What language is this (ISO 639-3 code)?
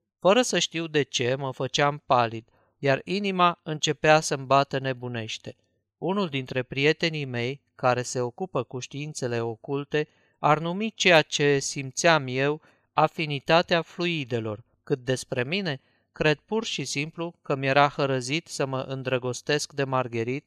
ron